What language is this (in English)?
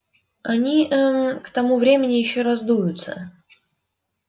Russian